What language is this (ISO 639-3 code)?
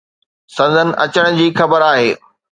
snd